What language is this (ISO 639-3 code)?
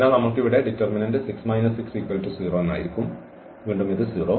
mal